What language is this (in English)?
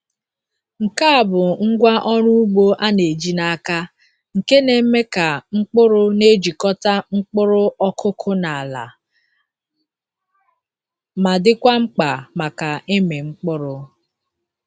Igbo